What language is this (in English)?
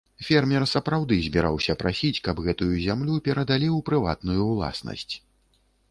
Belarusian